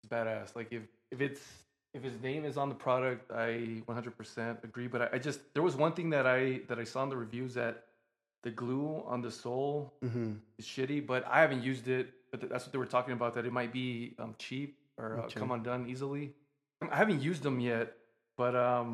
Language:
English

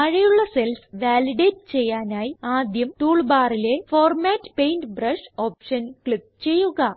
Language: Malayalam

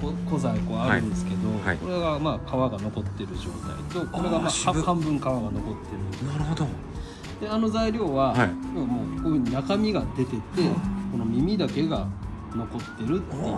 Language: Japanese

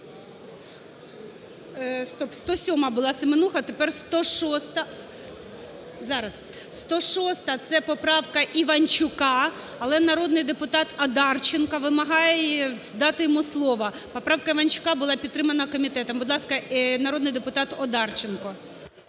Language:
Ukrainian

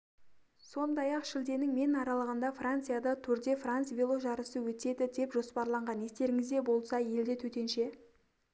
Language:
Kazakh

